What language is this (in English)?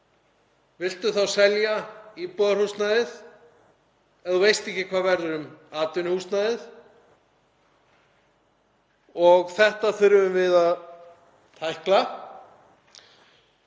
Icelandic